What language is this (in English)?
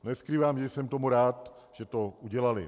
Czech